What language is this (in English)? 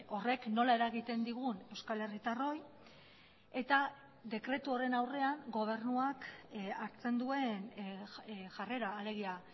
Basque